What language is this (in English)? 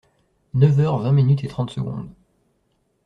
French